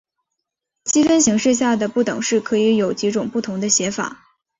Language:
Chinese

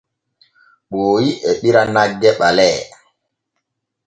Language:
Borgu Fulfulde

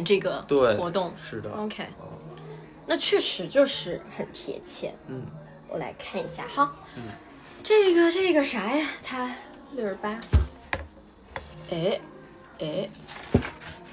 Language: Chinese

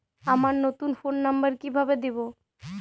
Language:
Bangla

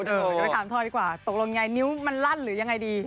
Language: Thai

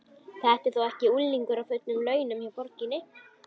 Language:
Icelandic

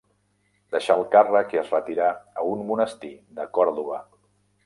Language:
Catalan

